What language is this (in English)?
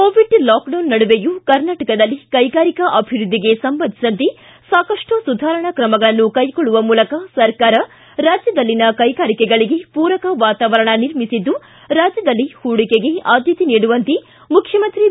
Kannada